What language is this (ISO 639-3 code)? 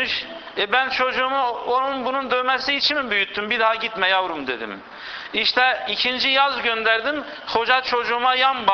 tur